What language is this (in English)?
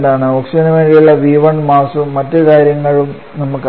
Malayalam